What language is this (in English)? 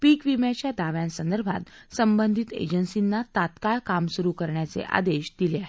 Marathi